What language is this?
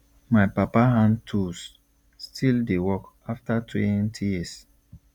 Nigerian Pidgin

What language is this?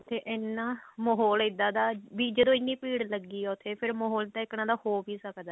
Punjabi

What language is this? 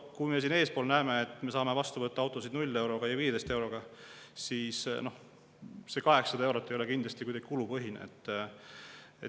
Estonian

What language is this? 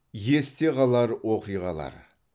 Kazakh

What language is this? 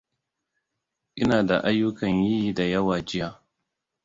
Hausa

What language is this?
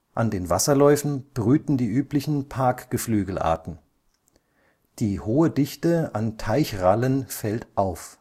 German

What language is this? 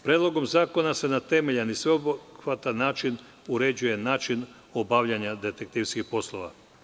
Serbian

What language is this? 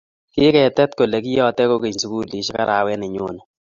Kalenjin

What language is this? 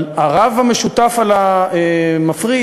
Hebrew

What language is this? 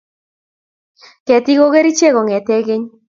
Kalenjin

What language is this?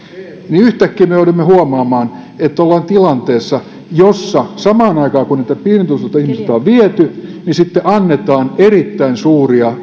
Finnish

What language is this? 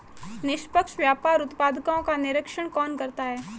Hindi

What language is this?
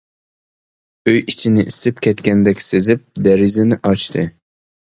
Uyghur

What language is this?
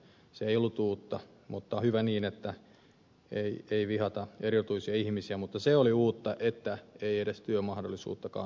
Finnish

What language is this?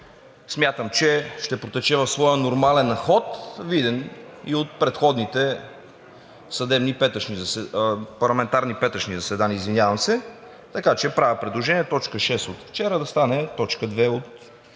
Bulgarian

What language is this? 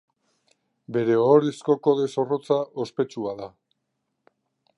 Basque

